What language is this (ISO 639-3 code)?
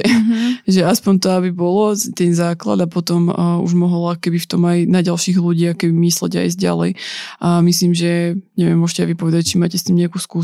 slk